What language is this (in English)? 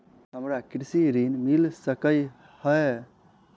Maithili